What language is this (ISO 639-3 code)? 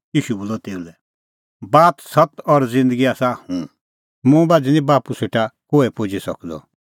kfx